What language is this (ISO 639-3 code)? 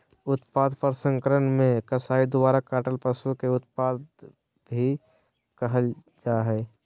mag